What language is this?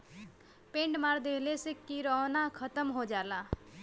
Bhojpuri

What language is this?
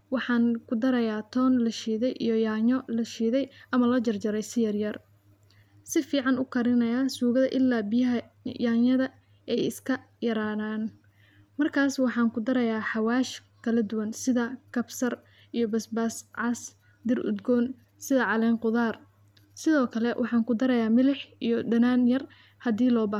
Somali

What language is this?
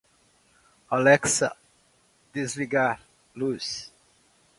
Portuguese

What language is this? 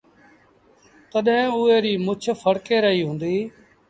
Sindhi Bhil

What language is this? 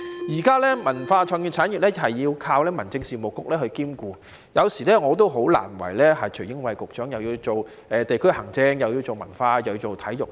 Cantonese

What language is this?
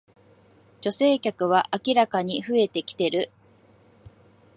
Japanese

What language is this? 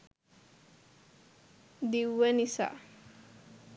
Sinhala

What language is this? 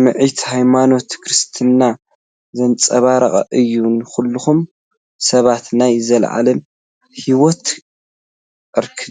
Tigrinya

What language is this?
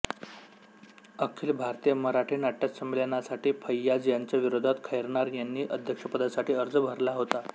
Marathi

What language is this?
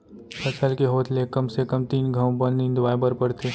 Chhattisgarhi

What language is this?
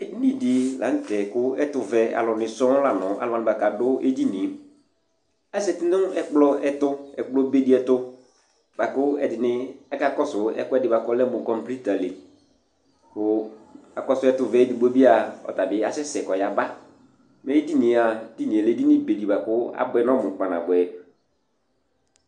Ikposo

